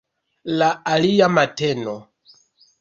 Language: Esperanto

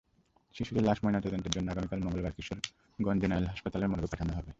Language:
Bangla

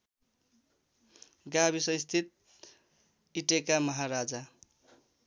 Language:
Nepali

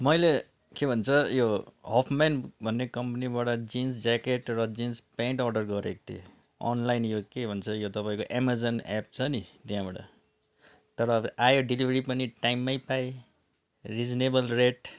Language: Nepali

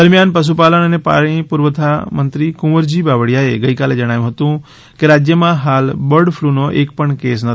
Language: Gujarati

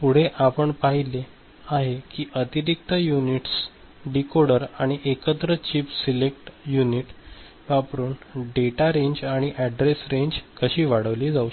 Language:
Marathi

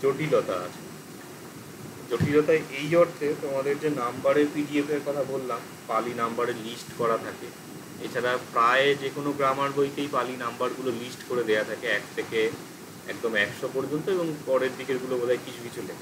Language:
Bangla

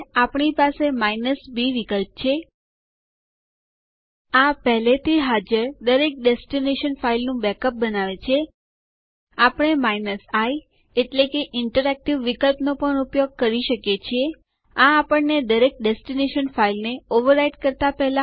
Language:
Gujarati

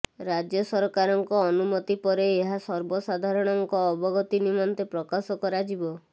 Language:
Odia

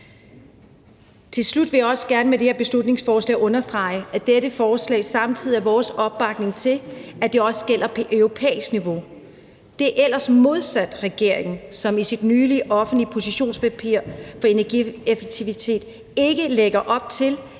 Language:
Danish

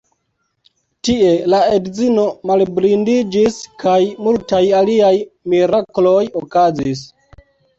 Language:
Esperanto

